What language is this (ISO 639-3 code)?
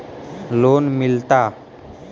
mag